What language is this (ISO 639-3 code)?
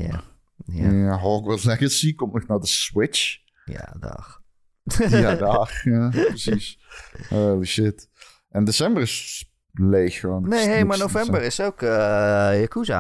nld